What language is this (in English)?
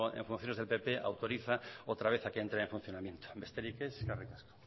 Spanish